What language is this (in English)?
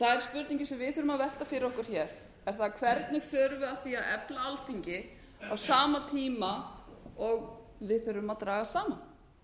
Icelandic